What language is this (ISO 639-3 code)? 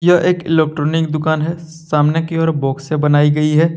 hin